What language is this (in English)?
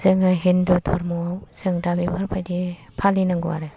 Bodo